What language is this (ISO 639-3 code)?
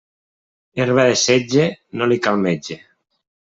cat